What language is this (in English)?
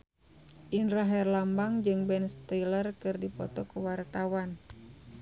Sundanese